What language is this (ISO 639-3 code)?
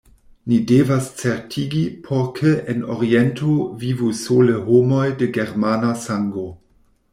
epo